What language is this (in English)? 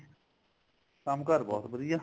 Punjabi